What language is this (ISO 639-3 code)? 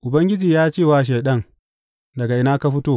hau